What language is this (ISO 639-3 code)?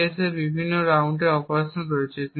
ben